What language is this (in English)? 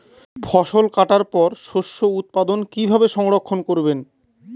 Bangla